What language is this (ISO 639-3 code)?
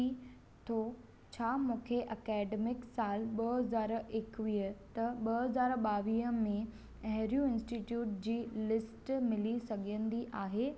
snd